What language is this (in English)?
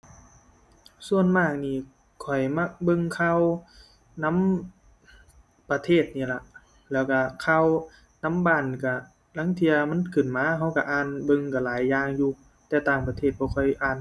Thai